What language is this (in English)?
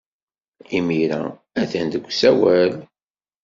Kabyle